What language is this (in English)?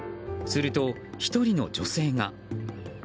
Japanese